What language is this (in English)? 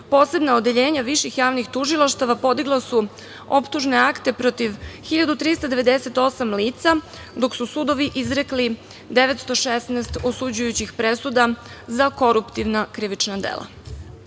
Serbian